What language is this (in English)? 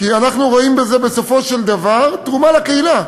Hebrew